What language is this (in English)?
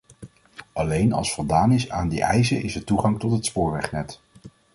Dutch